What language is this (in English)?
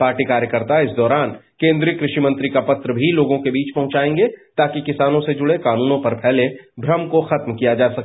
Hindi